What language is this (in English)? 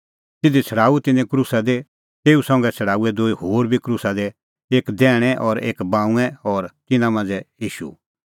Kullu Pahari